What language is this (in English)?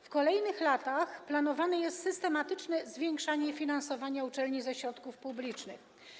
Polish